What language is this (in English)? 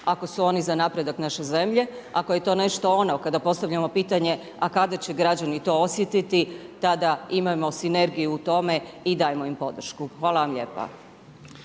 Croatian